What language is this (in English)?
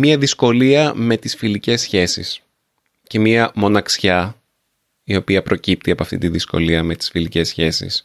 Greek